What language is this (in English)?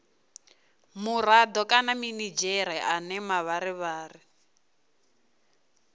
Venda